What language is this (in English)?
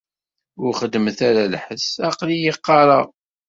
Kabyle